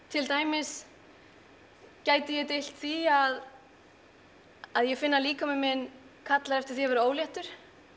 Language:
Icelandic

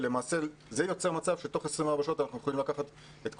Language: Hebrew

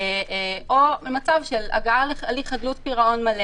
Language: Hebrew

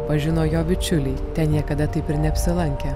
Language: Lithuanian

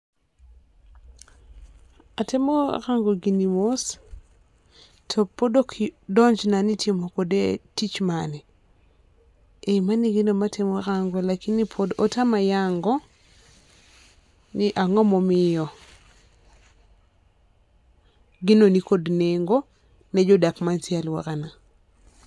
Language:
Luo (Kenya and Tanzania)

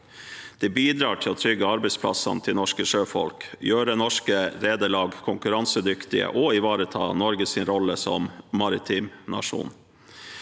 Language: Norwegian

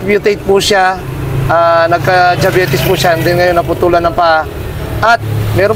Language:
Filipino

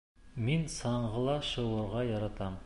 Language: Bashkir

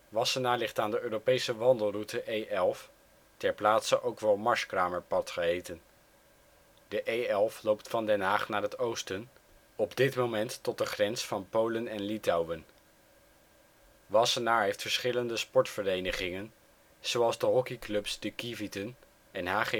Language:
Dutch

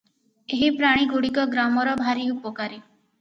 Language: Odia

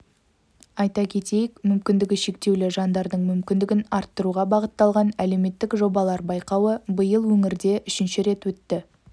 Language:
Kazakh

